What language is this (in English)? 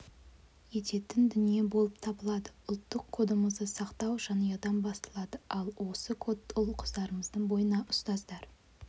Kazakh